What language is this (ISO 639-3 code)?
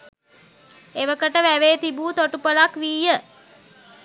sin